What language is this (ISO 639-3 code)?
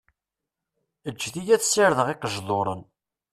kab